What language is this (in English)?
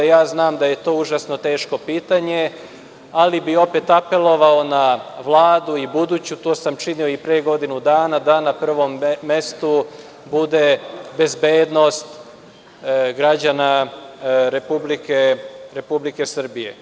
Serbian